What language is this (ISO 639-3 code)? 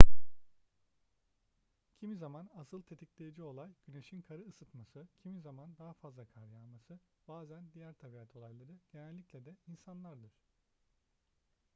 tur